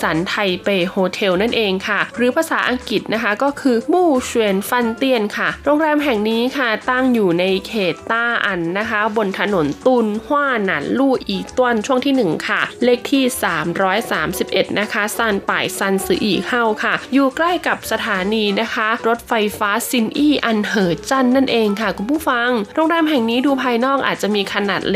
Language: Thai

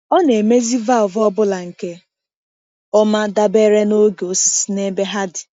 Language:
Igbo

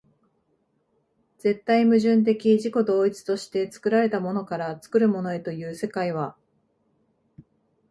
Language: Japanese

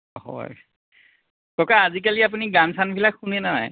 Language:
Assamese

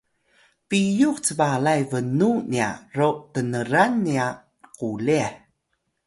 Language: Atayal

